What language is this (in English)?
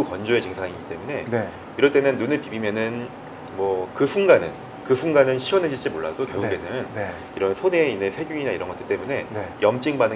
Korean